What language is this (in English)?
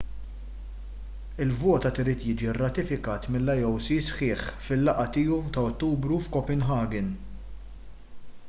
Maltese